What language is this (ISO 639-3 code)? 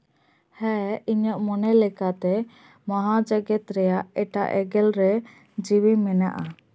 sat